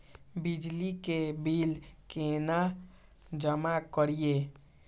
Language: Maithili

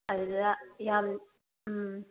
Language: Manipuri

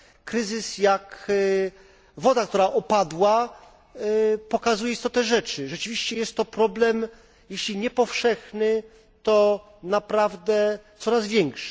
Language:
Polish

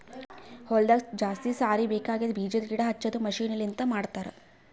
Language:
Kannada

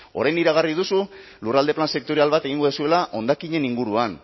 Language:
Basque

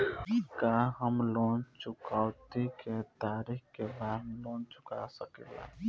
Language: Bhojpuri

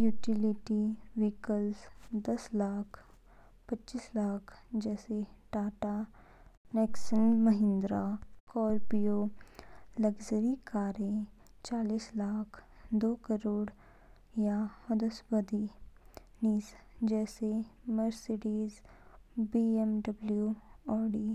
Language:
Kinnauri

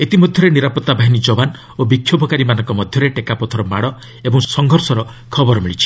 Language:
Odia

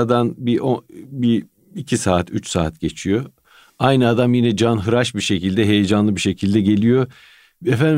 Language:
Turkish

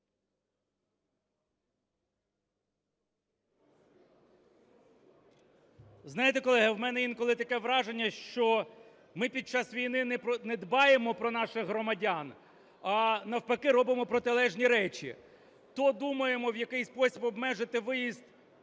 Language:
Ukrainian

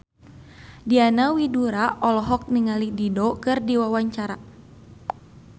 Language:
Sundanese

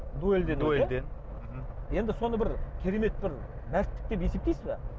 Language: Kazakh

